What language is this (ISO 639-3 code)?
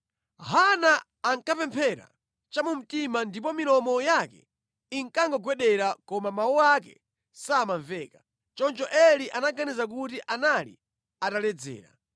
nya